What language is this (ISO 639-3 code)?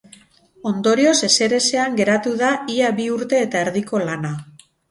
eus